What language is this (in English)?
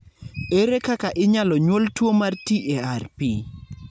Luo (Kenya and Tanzania)